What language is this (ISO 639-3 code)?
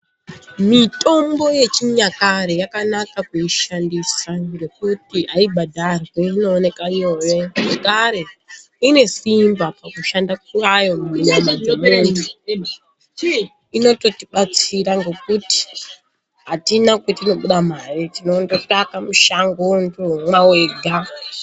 ndc